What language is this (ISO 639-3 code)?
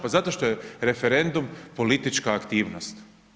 hrv